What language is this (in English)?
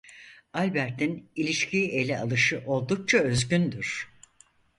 Turkish